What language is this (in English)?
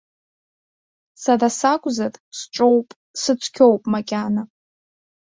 Abkhazian